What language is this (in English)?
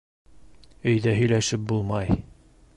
Bashkir